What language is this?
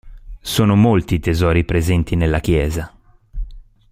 Italian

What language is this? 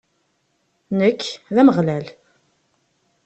Kabyle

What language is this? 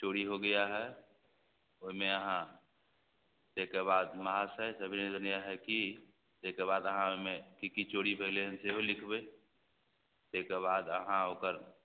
Maithili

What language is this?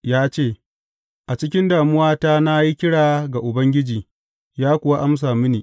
Hausa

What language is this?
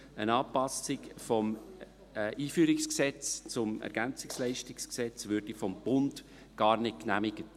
Swiss German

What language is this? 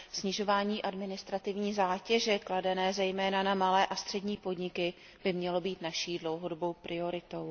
Czech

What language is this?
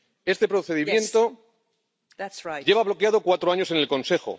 Spanish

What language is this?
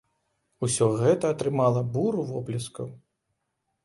Belarusian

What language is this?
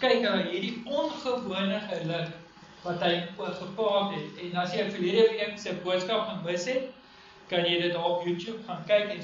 Spanish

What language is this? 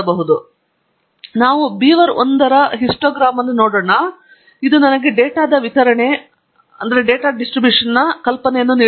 Kannada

